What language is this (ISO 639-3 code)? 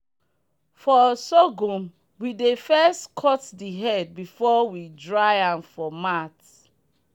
pcm